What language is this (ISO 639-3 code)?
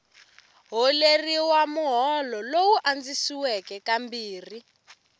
tso